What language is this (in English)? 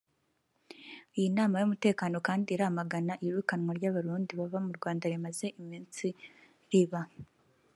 Kinyarwanda